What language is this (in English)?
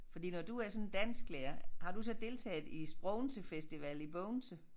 Danish